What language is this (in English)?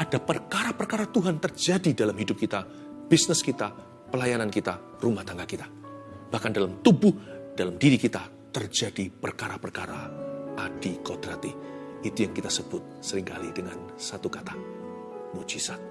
Indonesian